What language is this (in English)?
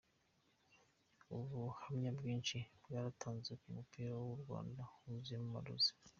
Kinyarwanda